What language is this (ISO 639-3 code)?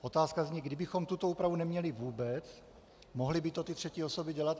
ces